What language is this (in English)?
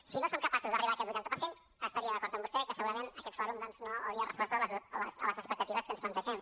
Catalan